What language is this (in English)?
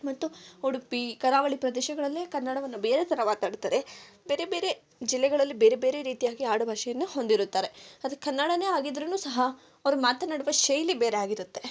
Kannada